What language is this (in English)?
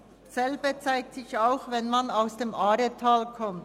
Swiss German